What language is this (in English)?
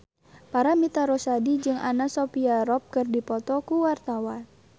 Sundanese